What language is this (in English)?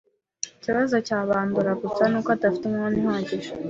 Kinyarwanda